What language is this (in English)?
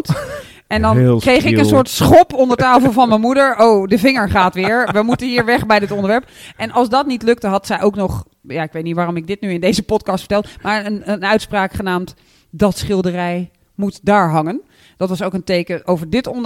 Dutch